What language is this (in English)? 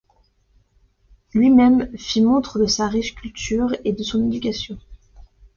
French